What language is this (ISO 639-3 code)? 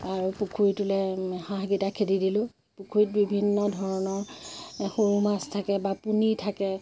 asm